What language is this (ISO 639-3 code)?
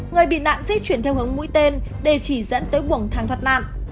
vie